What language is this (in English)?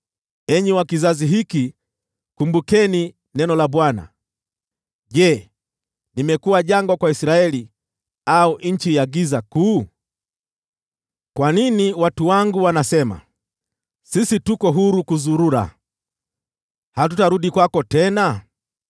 Swahili